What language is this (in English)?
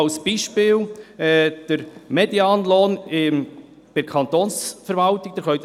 Swiss German